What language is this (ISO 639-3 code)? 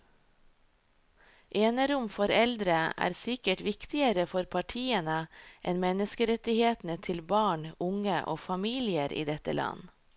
nor